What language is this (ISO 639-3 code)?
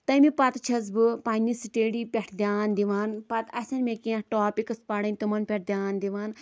kas